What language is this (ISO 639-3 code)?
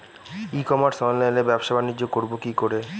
ben